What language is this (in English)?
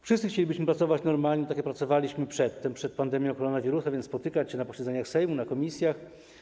Polish